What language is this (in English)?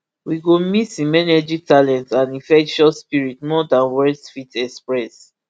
Nigerian Pidgin